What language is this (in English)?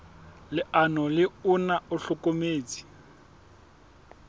Southern Sotho